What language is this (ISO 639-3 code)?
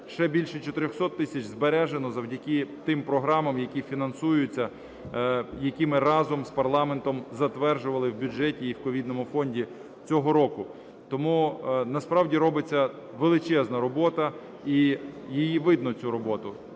ukr